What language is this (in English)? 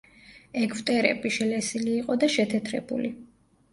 Georgian